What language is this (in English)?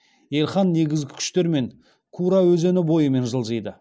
Kazakh